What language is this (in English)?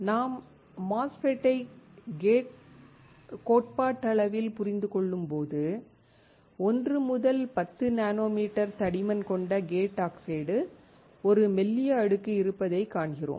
Tamil